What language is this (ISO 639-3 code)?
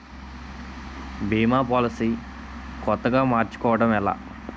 tel